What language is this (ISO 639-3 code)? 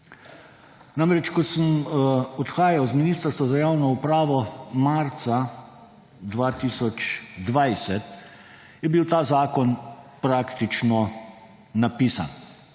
slv